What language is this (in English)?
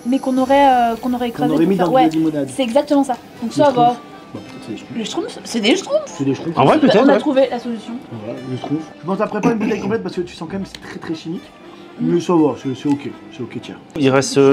French